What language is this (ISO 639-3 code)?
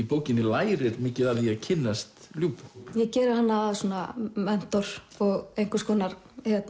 isl